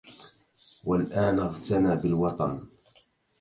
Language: Arabic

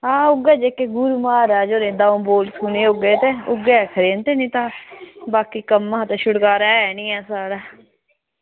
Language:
Dogri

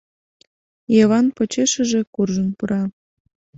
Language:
Mari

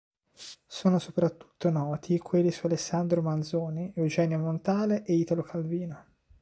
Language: Italian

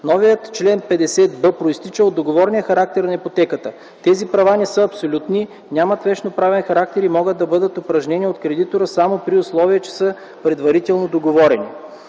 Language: Bulgarian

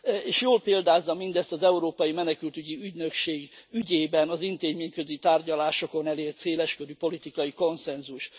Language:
Hungarian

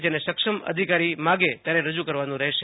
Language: Gujarati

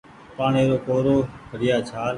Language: Goaria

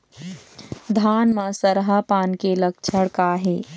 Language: Chhattisgarhi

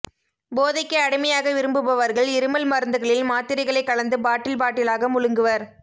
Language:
Tamil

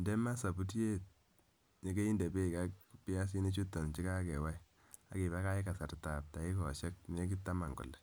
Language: Kalenjin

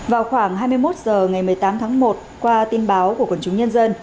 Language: Vietnamese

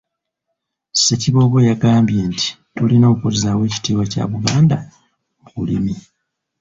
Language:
Ganda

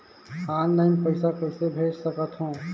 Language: Chhattisgarhi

